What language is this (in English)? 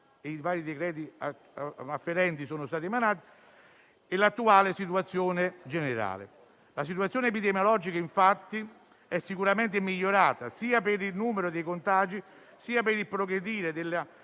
Italian